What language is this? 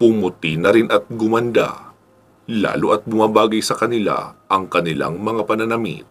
Filipino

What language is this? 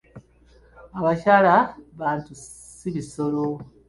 Ganda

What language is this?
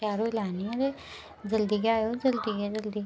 Dogri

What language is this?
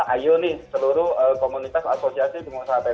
Indonesian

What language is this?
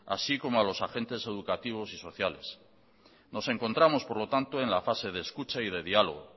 Spanish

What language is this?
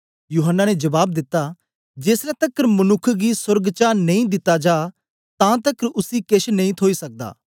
Dogri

